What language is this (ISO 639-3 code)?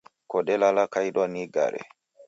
dav